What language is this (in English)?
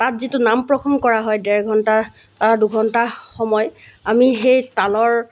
Assamese